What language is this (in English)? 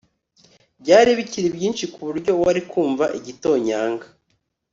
Kinyarwanda